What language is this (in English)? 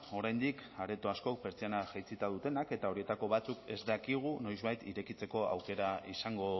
Basque